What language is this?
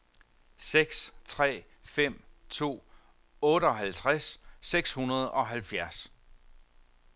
Danish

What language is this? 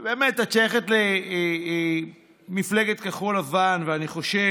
Hebrew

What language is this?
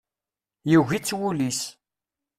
Kabyle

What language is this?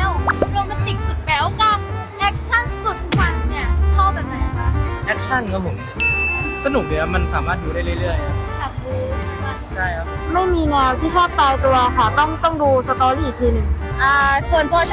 Thai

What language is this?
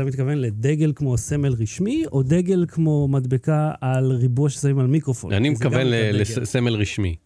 Hebrew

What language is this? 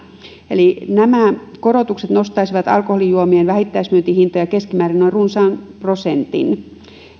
Finnish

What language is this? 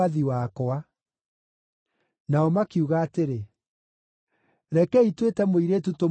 Kikuyu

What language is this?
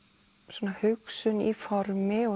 Icelandic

